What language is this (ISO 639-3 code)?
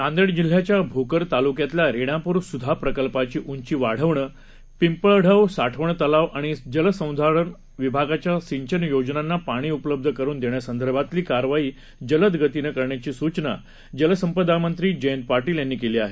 mar